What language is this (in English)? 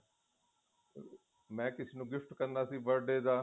Punjabi